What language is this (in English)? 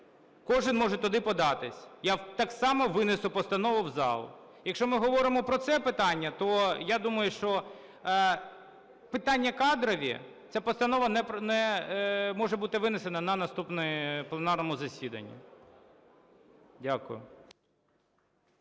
Ukrainian